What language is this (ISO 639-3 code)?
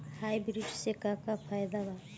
bho